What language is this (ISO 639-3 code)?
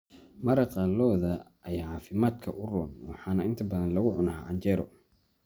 som